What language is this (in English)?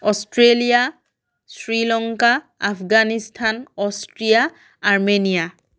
Assamese